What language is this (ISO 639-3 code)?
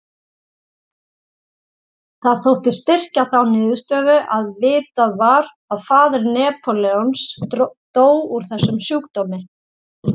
isl